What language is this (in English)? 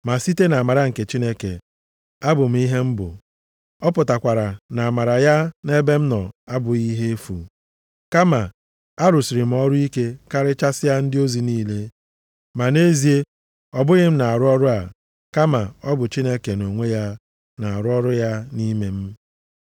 Igbo